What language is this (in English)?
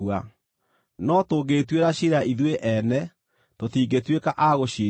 Kikuyu